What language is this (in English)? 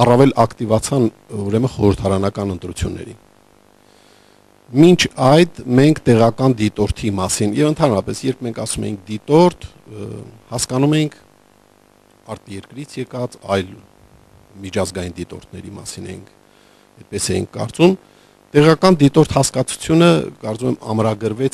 Romanian